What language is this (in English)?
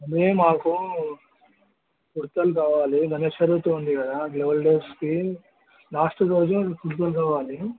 Telugu